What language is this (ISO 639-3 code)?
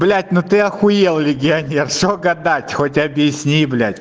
rus